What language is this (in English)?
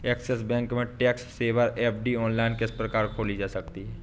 Hindi